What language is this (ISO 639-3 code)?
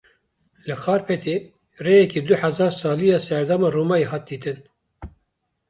kur